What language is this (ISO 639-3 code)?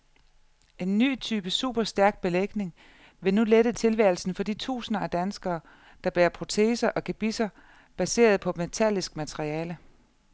dan